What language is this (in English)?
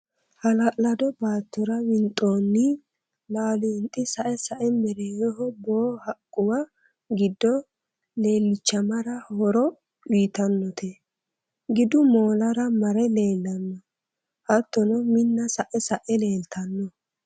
Sidamo